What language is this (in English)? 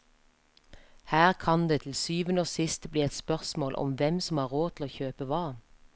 Norwegian